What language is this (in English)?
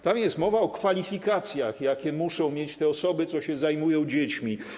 Polish